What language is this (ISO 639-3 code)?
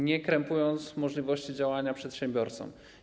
pol